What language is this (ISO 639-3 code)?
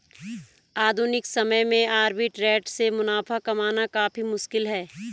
hin